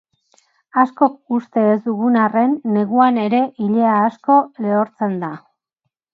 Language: Basque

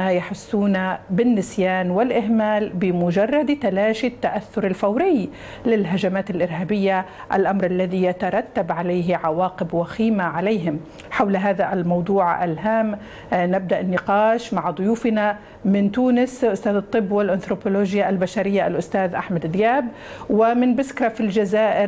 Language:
Arabic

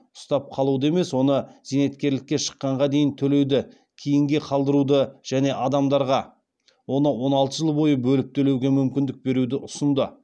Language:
Kazakh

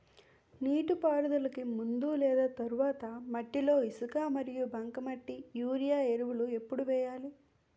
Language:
Telugu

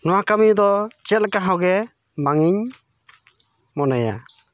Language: Santali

